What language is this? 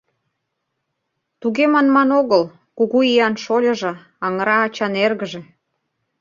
Mari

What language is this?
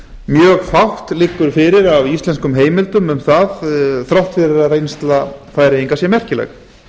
Icelandic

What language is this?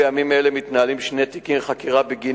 Hebrew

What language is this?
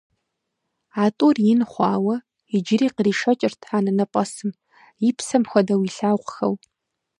Kabardian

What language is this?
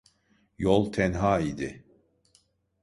Turkish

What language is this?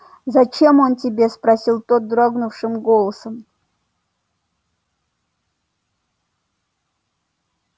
Russian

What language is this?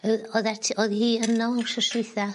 Welsh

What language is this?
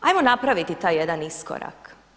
Croatian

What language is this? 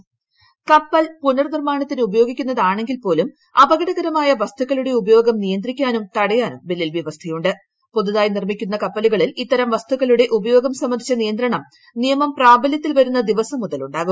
Malayalam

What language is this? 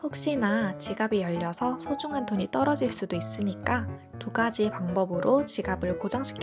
Korean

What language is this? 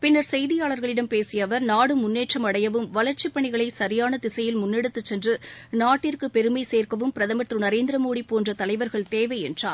Tamil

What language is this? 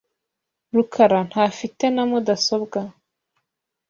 Kinyarwanda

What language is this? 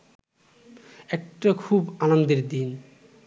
Bangla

